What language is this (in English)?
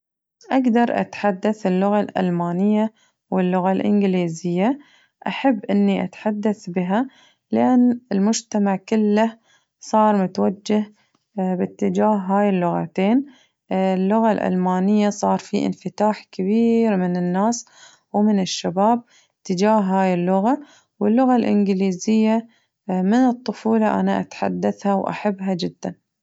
Najdi Arabic